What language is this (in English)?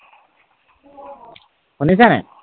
Assamese